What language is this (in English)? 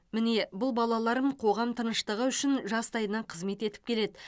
Kazakh